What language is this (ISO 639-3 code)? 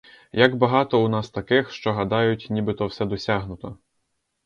ukr